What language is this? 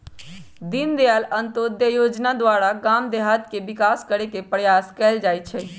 Magahi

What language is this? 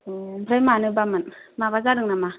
Bodo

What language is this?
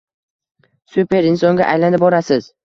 Uzbek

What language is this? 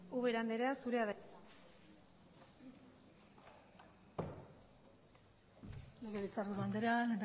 Basque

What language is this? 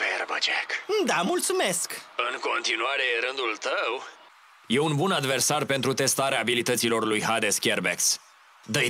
Romanian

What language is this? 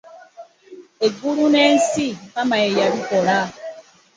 Ganda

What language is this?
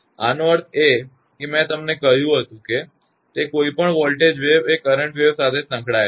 Gujarati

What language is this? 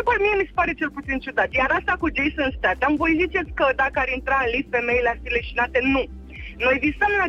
Romanian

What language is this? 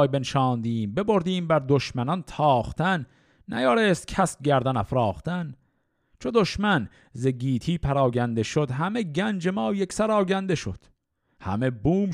Persian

